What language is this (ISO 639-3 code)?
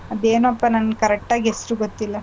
kan